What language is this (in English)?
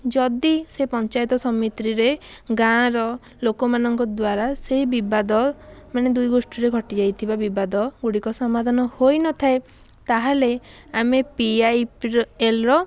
Odia